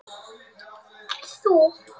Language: Icelandic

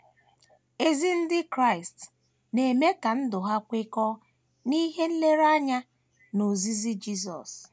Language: Igbo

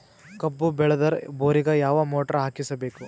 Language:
Kannada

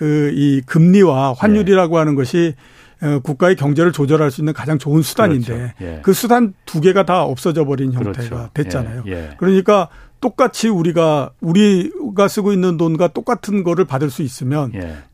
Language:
Korean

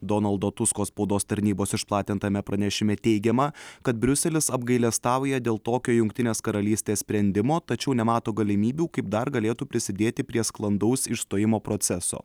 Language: Lithuanian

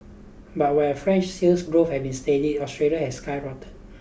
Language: English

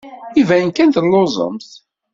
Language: Kabyle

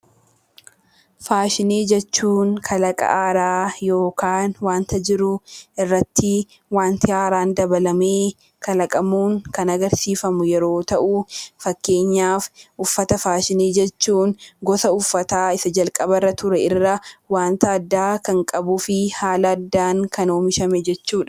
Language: Oromo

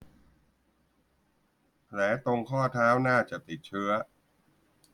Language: Thai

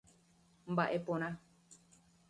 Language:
Guarani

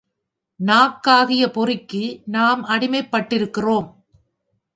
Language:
Tamil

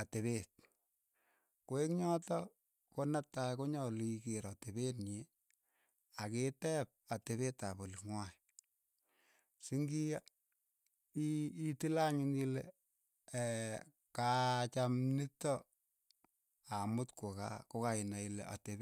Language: Keiyo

